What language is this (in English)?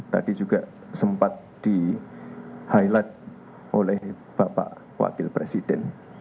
Indonesian